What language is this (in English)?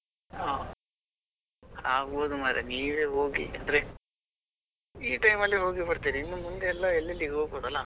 Kannada